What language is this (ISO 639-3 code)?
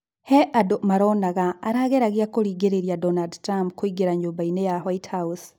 kik